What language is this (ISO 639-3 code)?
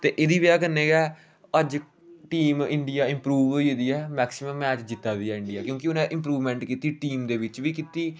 doi